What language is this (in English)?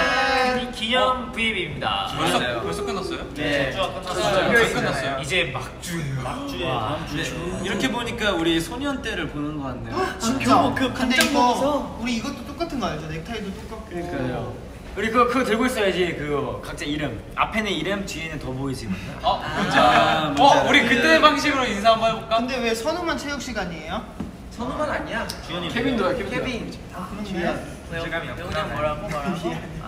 Korean